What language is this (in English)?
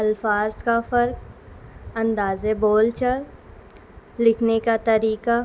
Urdu